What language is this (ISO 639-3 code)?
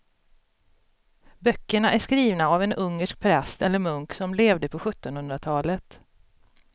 swe